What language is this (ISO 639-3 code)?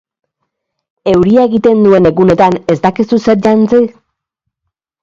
eus